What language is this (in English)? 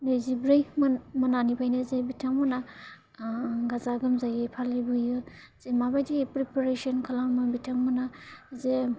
Bodo